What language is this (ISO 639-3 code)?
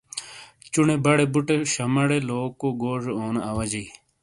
scl